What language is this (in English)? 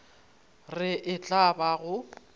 Northern Sotho